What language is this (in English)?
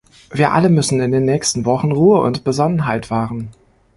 German